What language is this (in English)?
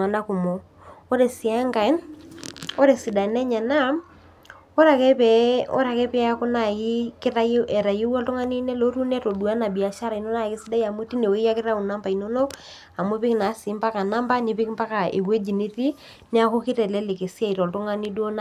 Masai